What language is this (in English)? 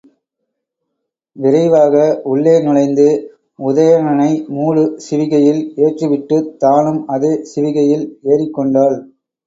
Tamil